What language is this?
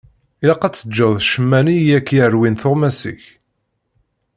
Kabyle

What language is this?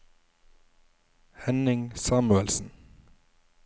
Norwegian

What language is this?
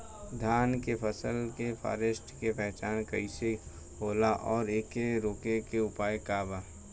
Bhojpuri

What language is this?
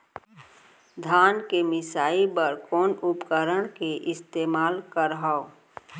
Chhattisgarhi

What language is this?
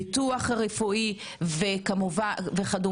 Hebrew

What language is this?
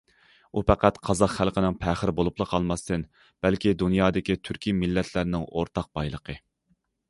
Uyghur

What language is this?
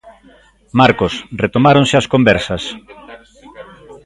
Galician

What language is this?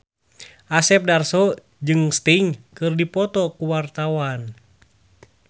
Sundanese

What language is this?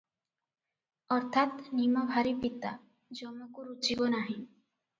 Odia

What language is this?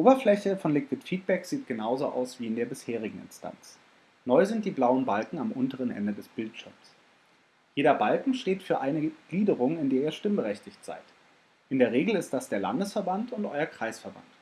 German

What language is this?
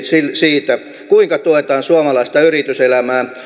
Finnish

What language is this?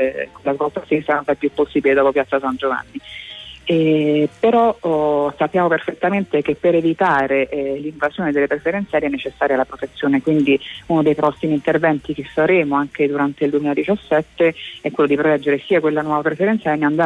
Italian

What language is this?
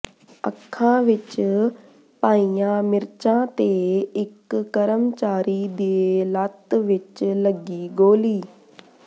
Punjabi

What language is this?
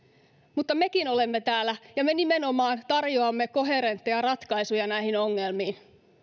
Finnish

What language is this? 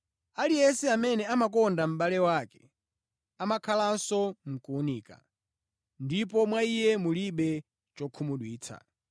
Nyanja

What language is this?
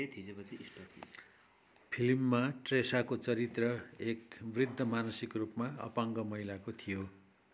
Nepali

